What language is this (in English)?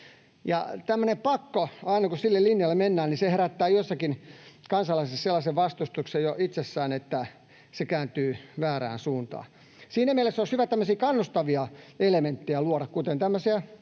Finnish